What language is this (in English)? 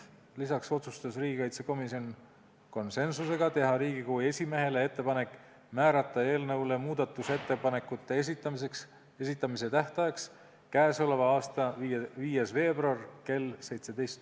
Estonian